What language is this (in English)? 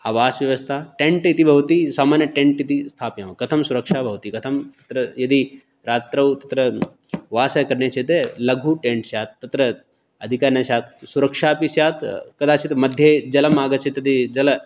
Sanskrit